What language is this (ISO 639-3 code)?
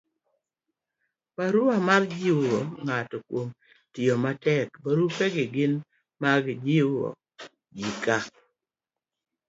luo